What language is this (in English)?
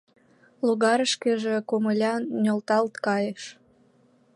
Mari